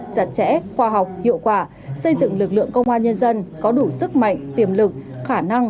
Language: Vietnamese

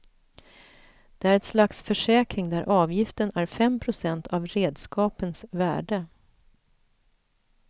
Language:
Swedish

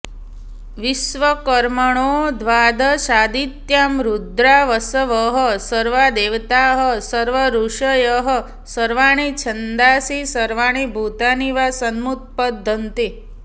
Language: Sanskrit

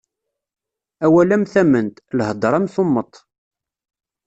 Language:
Kabyle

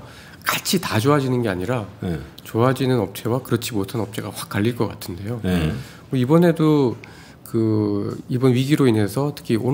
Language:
Korean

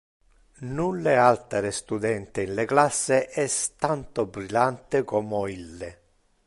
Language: Interlingua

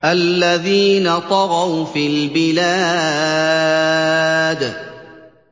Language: Arabic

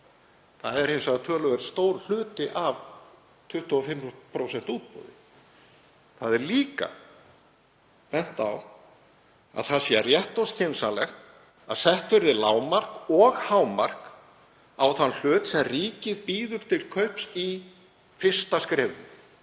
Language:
Icelandic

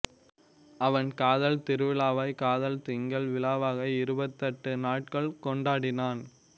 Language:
Tamil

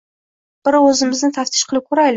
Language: Uzbek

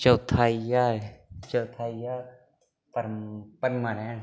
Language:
Dogri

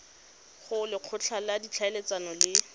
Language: Tswana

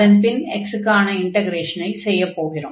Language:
Tamil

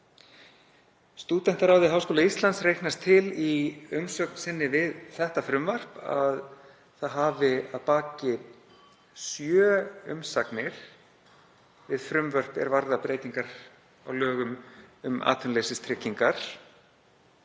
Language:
Icelandic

